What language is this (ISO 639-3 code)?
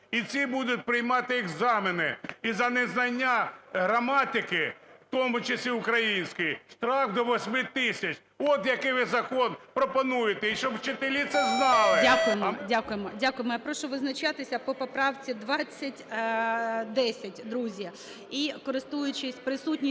ukr